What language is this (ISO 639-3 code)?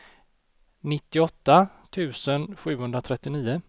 swe